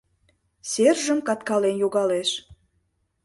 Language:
Mari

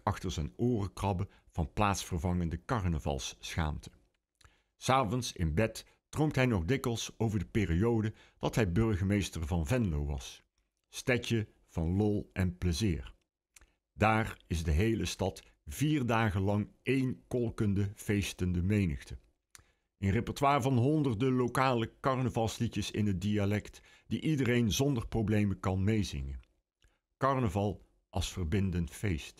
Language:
Dutch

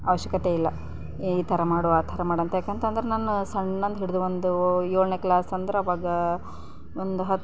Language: Kannada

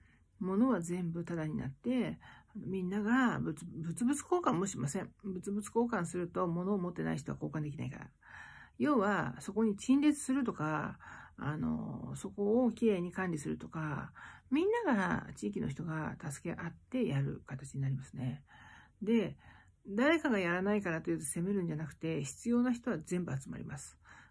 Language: Japanese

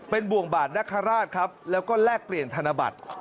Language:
Thai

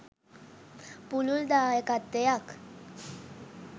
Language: Sinhala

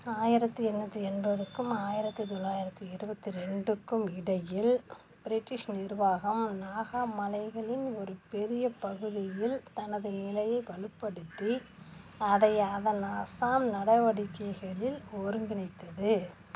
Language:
Tamil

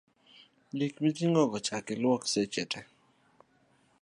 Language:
Luo (Kenya and Tanzania)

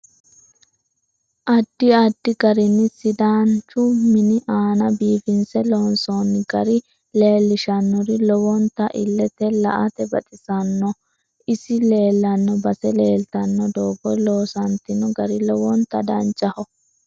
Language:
Sidamo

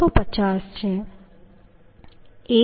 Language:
Gujarati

